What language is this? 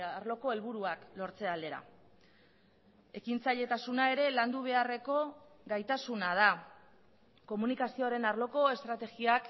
Basque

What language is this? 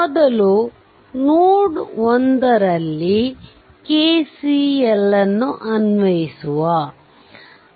Kannada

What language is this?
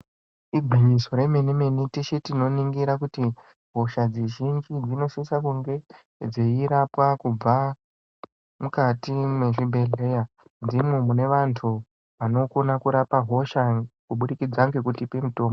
Ndau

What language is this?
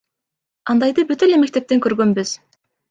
Kyrgyz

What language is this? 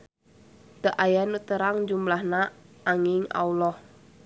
Sundanese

